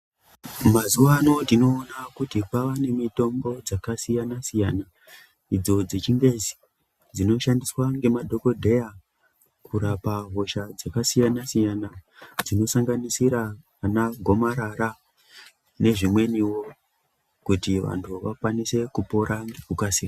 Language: Ndau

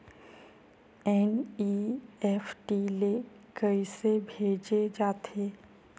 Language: Chhattisgarhi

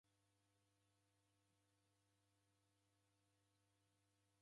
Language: Taita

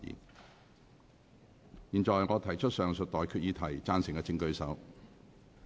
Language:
Cantonese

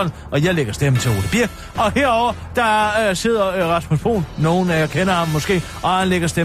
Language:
Danish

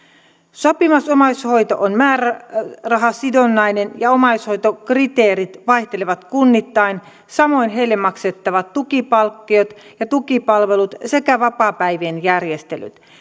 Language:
Finnish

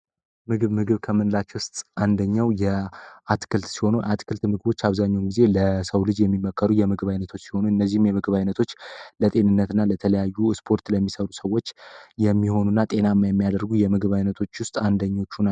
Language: Amharic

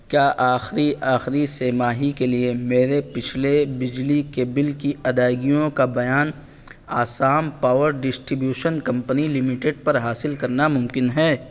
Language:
Urdu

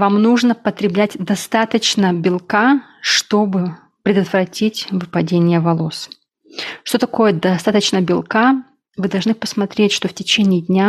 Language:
Russian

